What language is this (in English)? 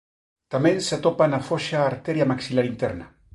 Galician